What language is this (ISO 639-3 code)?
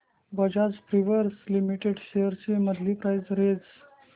mar